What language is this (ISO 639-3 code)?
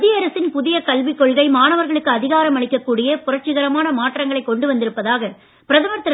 tam